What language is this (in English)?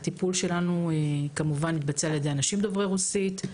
Hebrew